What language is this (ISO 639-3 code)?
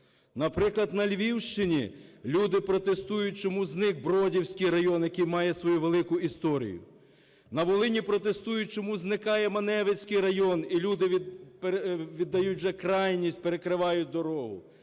ukr